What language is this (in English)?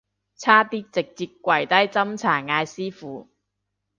Cantonese